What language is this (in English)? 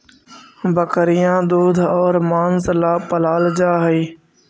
Magahi